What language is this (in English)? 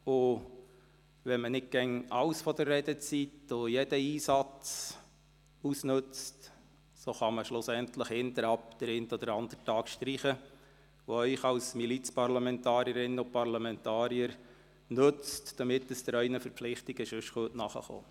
Swiss German